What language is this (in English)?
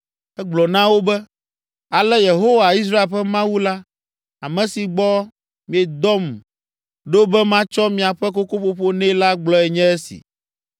Ewe